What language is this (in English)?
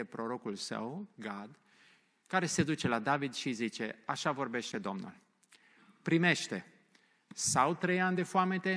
Romanian